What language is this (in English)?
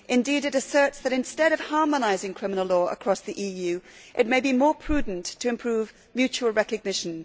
English